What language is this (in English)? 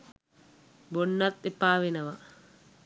Sinhala